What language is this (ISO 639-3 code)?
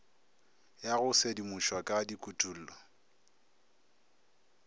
nso